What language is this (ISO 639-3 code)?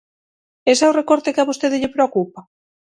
glg